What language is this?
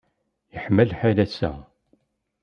Kabyle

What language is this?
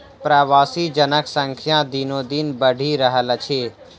Maithili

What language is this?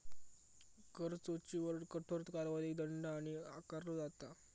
Marathi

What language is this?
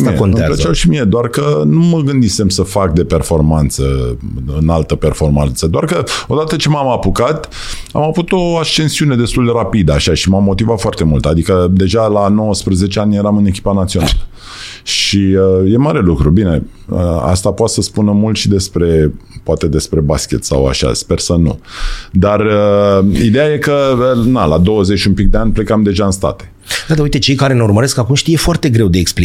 Romanian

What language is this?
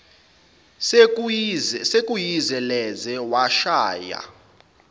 Zulu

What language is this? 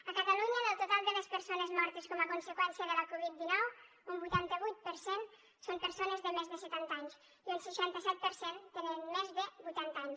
Catalan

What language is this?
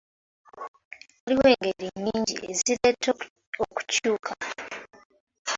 Ganda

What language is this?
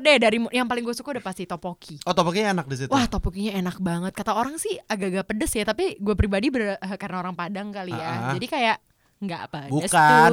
Indonesian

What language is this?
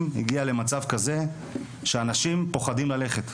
Hebrew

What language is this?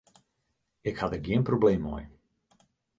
Western Frisian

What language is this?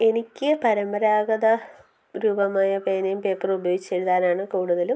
Malayalam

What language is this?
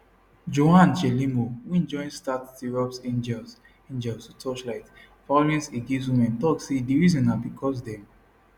Nigerian Pidgin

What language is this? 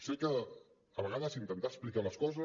Catalan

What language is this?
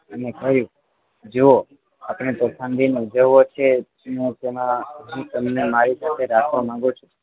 Gujarati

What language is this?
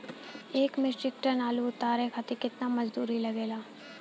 Bhojpuri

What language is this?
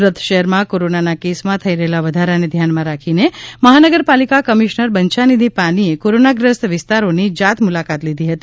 Gujarati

